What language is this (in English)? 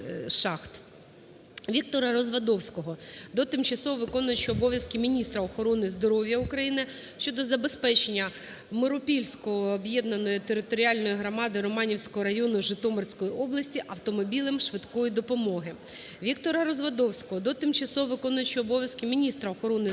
Ukrainian